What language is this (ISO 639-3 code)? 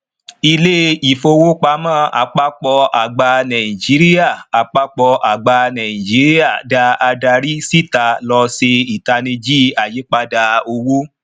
yor